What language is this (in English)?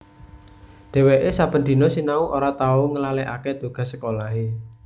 Javanese